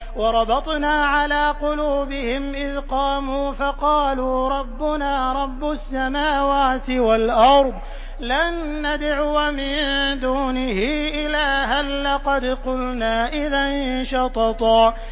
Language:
Arabic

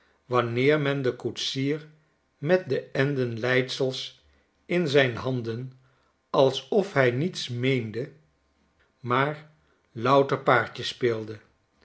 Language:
Dutch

